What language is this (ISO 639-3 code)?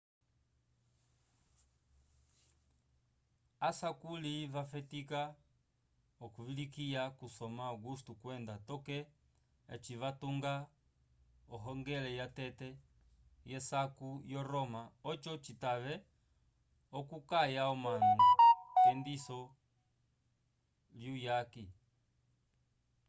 umb